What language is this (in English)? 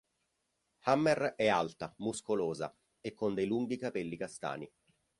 Italian